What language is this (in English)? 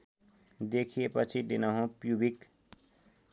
Nepali